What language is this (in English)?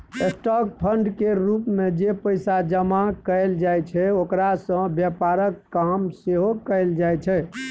Maithili